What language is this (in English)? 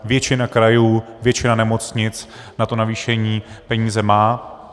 Czech